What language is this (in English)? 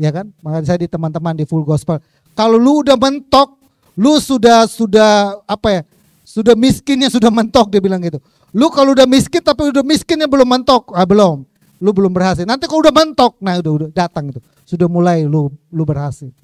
Indonesian